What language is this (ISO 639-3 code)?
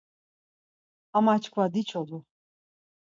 lzz